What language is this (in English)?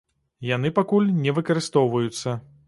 Belarusian